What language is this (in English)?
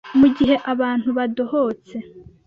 Kinyarwanda